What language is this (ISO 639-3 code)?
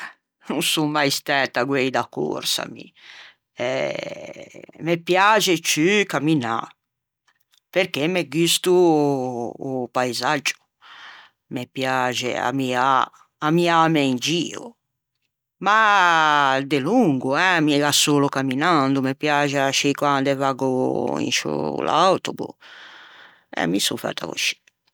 lij